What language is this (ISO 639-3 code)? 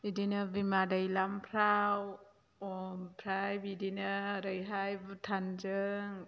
brx